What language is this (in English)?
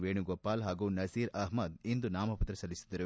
Kannada